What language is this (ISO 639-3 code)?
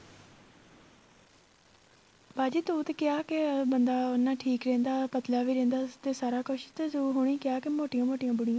pan